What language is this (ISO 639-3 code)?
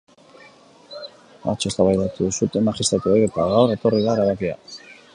eus